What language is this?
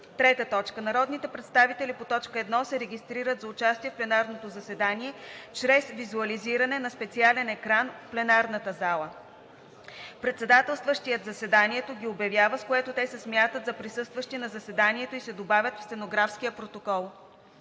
Bulgarian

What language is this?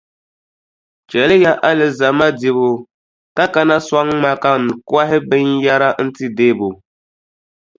Dagbani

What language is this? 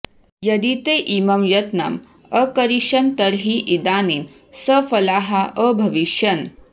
Sanskrit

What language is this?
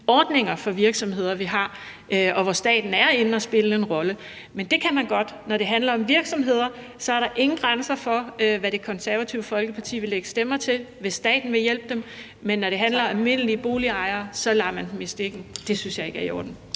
Danish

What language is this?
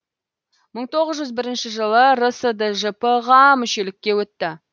Kazakh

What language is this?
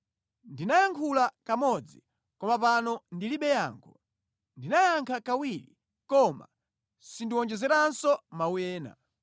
Nyanja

